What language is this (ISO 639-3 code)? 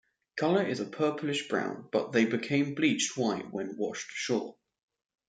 eng